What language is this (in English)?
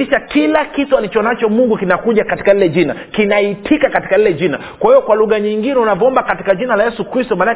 Swahili